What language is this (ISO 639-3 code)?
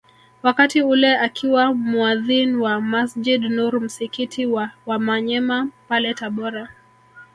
swa